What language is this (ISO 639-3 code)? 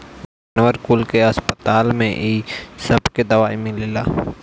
bho